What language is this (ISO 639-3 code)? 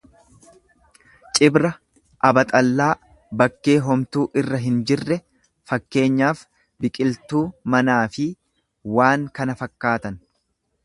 orm